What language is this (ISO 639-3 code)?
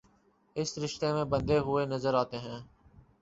urd